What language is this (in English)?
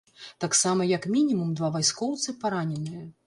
Belarusian